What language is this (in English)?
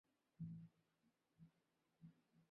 Bangla